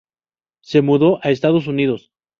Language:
Spanish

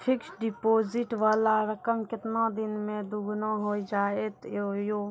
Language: Maithili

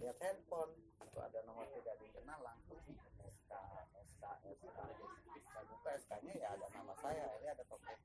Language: Indonesian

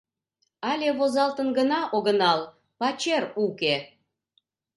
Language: Mari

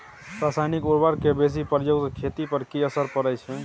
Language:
Maithili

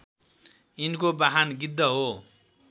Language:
Nepali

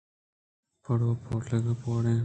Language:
Eastern Balochi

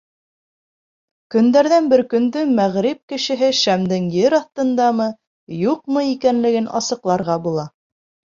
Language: Bashkir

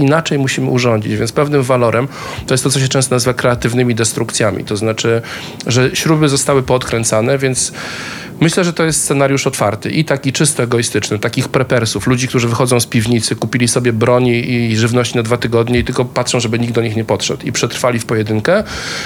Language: Polish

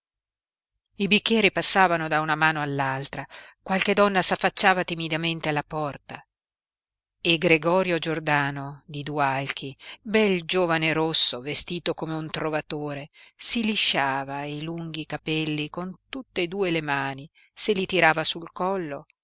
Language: Italian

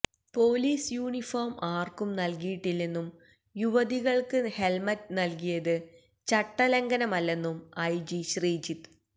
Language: Malayalam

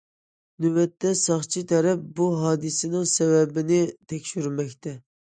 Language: Uyghur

